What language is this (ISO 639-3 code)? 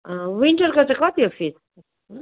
nep